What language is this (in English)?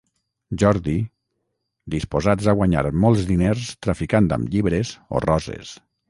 Catalan